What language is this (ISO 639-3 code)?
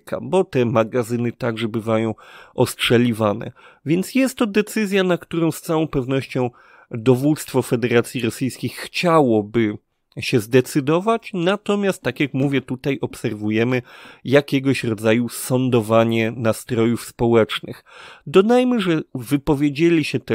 pol